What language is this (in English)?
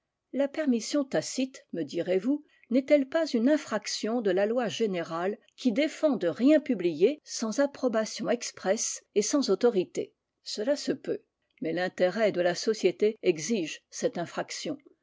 French